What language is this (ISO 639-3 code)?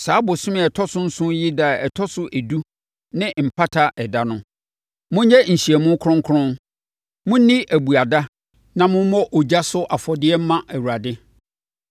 aka